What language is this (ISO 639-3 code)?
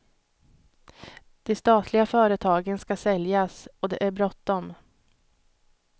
swe